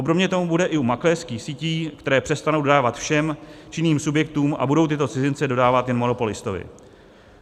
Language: Czech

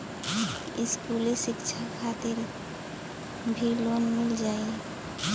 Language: Bhojpuri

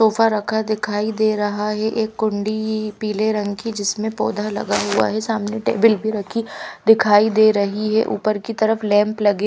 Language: Hindi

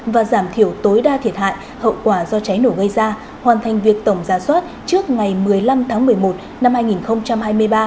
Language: Vietnamese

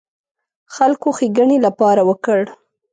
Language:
Pashto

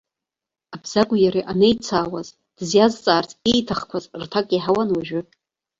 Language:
Abkhazian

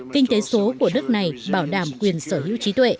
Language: Vietnamese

